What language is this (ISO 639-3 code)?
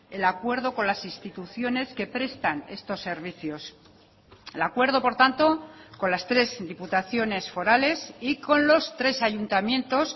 spa